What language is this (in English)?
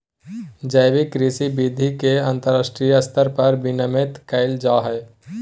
Magahi